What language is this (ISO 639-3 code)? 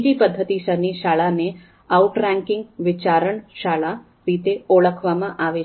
guj